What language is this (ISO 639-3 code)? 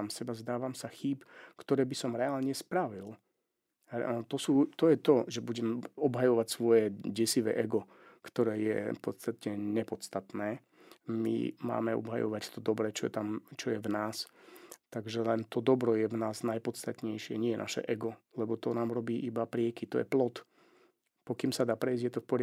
slk